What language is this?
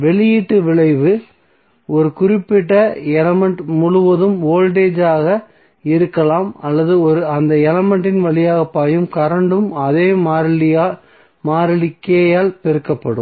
Tamil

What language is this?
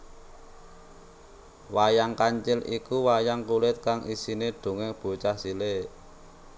Javanese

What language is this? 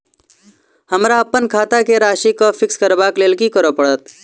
Maithili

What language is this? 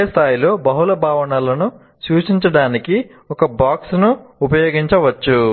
Telugu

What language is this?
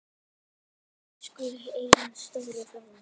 Icelandic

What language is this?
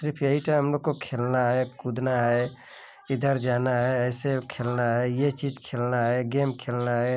Hindi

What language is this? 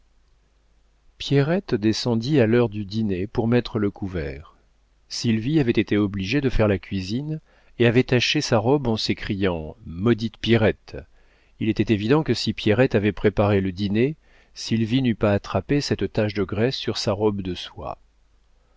French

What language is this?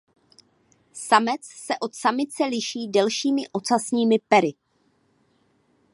Czech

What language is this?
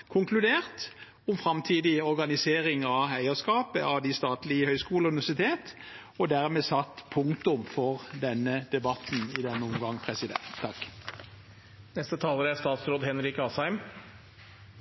Norwegian Bokmål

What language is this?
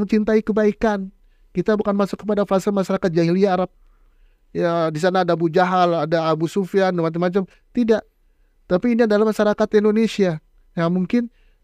Indonesian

